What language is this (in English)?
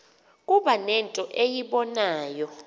Xhosa